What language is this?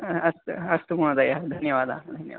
Sanskrit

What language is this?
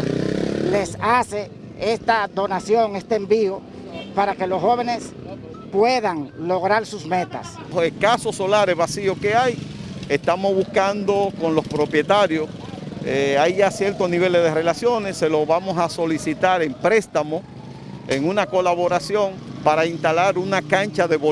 Spanish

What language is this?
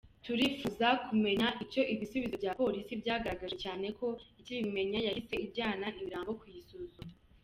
Kinyarwanda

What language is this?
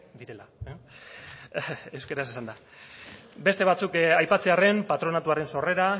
Basque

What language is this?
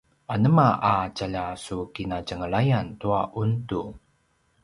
Paiwan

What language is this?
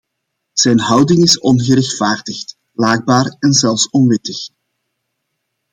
Dutch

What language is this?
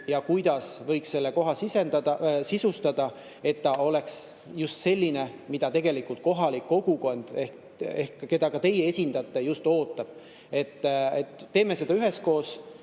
Estonian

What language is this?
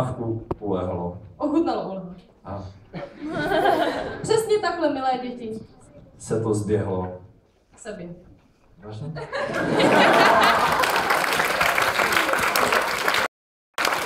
Czech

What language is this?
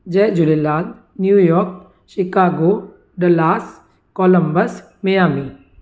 Sindhi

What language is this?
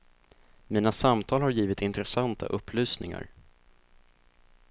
Swedish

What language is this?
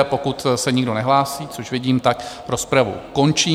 Czech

